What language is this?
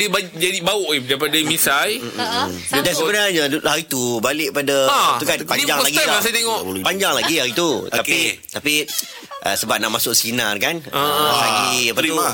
Malay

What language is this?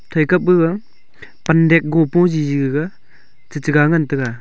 Wancho Naga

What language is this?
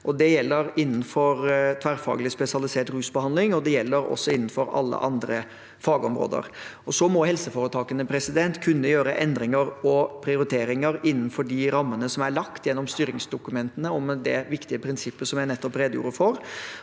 Norwegian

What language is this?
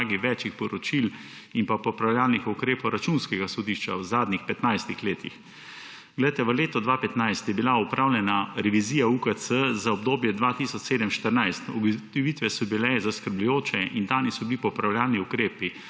Slovenian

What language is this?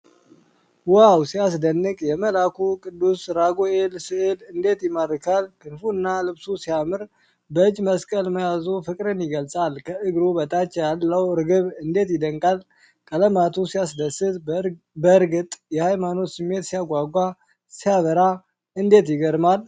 Amharic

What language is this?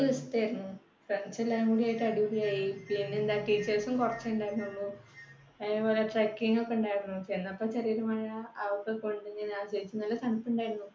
Malayalam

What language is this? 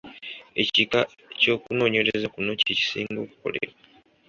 Ganda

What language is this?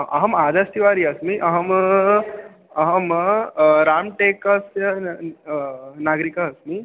Sanskrit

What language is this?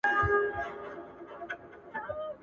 Pashto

